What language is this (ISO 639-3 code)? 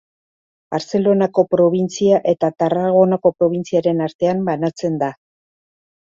eus